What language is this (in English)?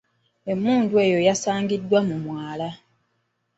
Ganda